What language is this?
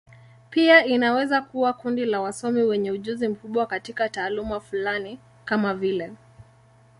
Swahili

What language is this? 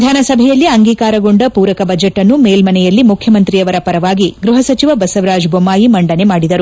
Kannada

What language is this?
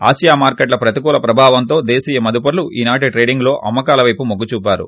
Telugu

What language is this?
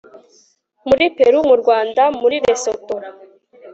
Kinyarwanda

